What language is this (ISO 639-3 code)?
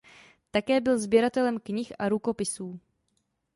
ces